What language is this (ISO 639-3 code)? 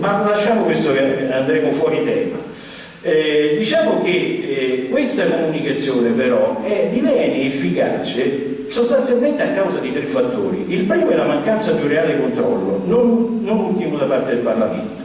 ita